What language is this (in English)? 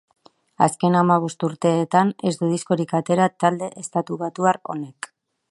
Basque